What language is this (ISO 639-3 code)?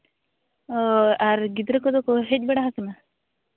sat